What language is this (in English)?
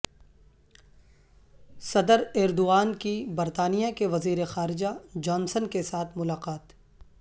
Urdu